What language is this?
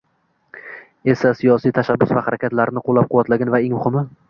Uzbek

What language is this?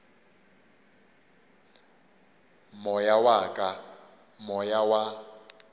Northern Sotho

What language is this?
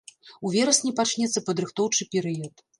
Belarusian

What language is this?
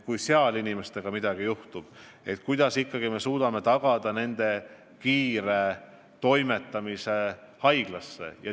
Estonian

